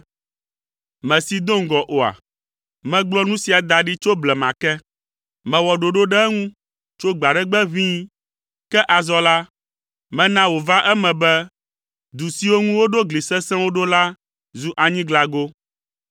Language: Ewe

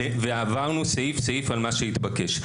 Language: Hebrew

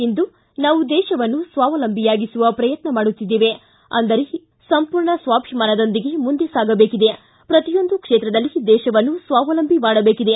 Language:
Kannada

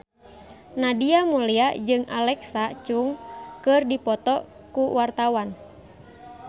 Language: Sundanese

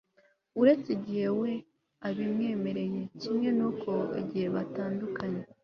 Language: Kinyarwanda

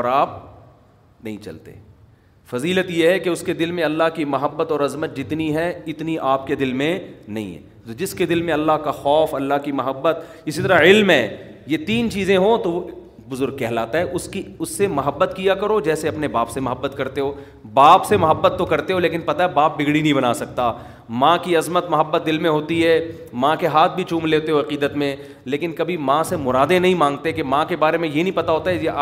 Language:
Urdu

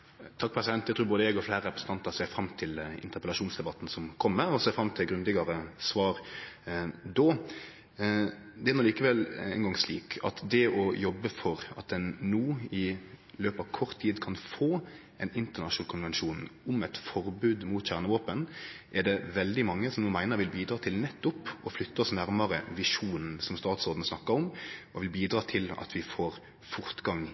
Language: Norwegian Nynorsk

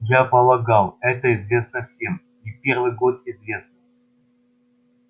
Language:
Russian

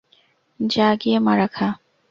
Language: Bangla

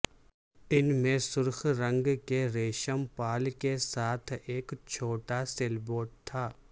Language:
Urdu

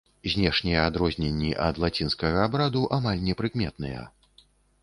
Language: Belarusian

